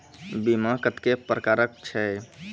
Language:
Maithili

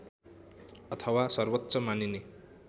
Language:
Nepali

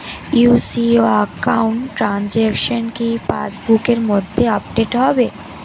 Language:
Bangla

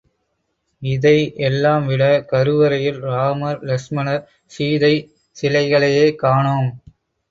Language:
Tamil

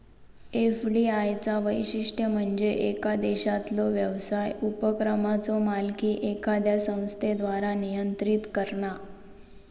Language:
Marathi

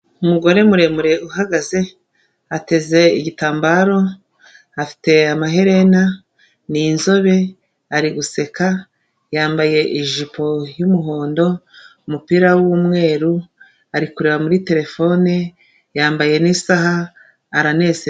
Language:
Kinyarwanda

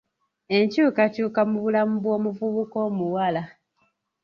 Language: Ganda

